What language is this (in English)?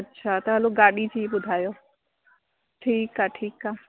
Sindhi